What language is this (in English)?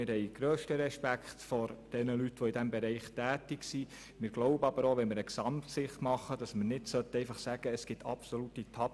Swiss German